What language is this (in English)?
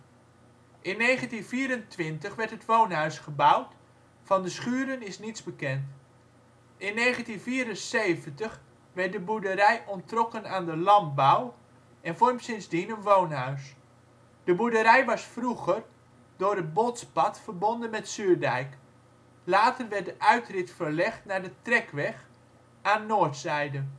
Dutch